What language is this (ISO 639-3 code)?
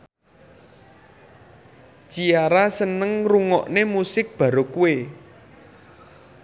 jav